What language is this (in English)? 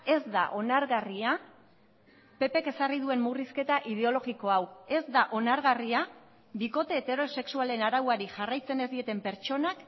Basque